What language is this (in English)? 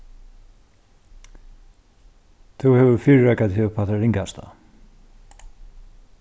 Faroese